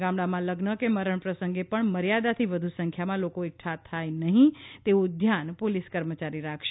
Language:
Gujarati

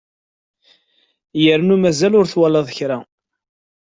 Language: Kabyle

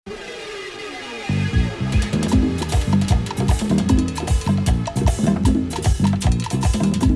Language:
Italian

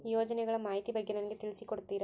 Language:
Kannada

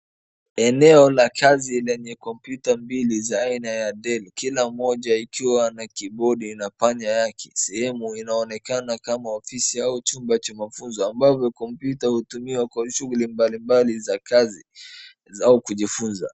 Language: Swahili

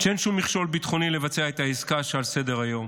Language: Hebrew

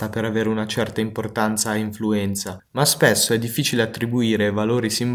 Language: Italian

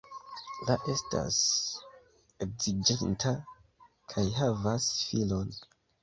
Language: Esperanto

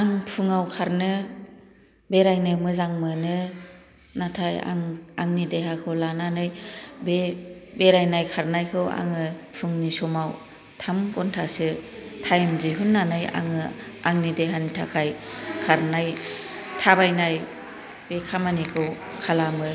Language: Bodo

